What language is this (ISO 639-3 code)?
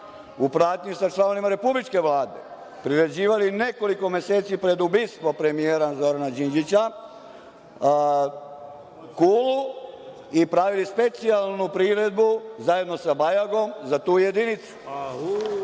srp